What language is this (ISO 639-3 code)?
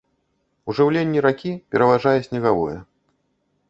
bel